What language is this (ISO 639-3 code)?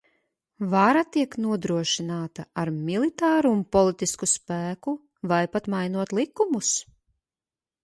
lav